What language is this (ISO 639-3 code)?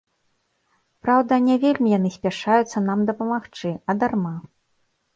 bel